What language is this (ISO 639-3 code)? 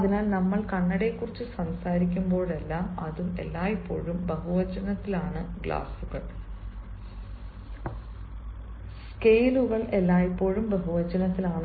mal